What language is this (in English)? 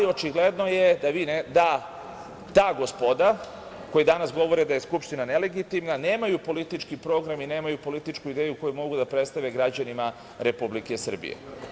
Serbian